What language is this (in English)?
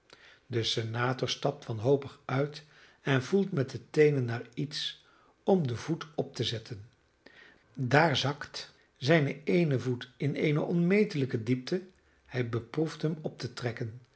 Dutch